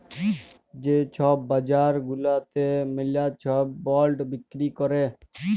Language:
Bangla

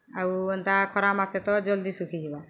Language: Odia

